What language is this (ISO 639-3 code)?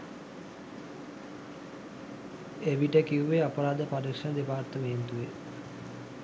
sin